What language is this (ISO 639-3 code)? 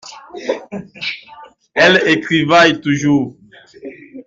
fra